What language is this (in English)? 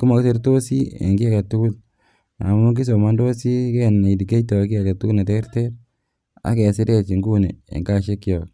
Kalenjin